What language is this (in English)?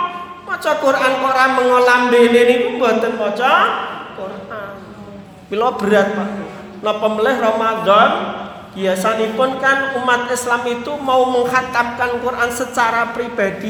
Indonesian